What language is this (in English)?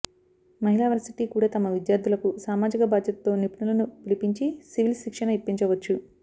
Telugu